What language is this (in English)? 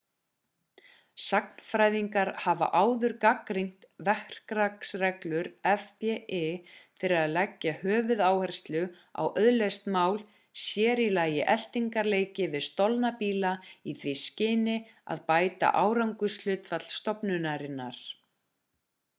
Icelandic